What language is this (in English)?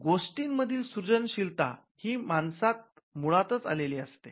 Marathi